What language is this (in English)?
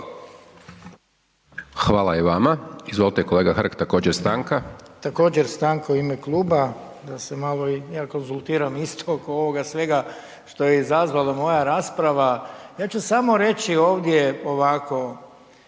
Croatian